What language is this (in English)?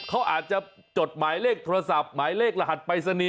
Thai